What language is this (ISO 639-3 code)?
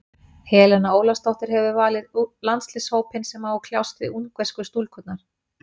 isl